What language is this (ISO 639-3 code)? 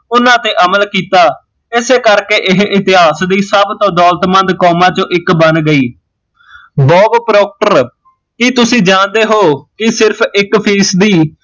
pan